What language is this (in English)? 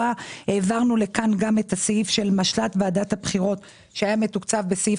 Hebrew